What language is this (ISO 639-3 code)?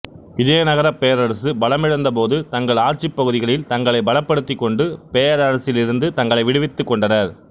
tam